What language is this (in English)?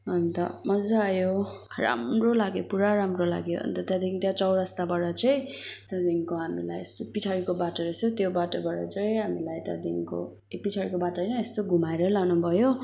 Nepali